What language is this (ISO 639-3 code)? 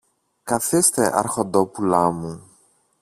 ell